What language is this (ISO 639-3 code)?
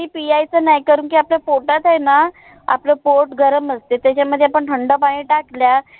mar